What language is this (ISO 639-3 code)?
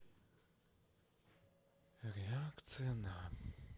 rus